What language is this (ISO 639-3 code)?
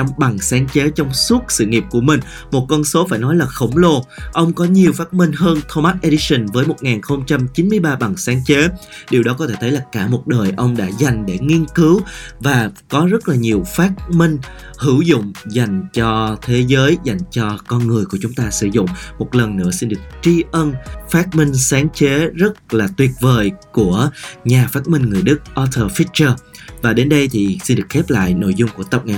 vie